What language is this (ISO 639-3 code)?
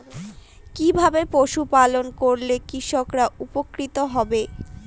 ben